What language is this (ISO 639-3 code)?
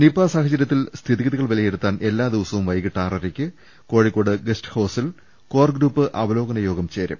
mal